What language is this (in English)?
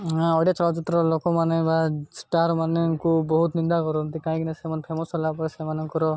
Odia